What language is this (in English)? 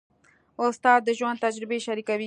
Pashto